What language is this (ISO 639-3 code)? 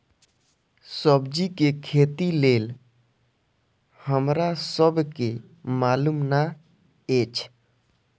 mai